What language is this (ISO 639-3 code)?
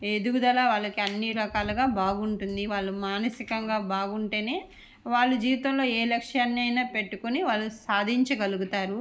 tel